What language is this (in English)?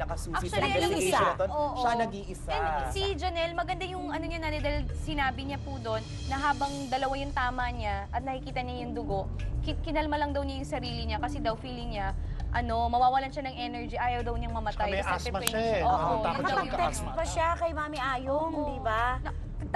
Filipino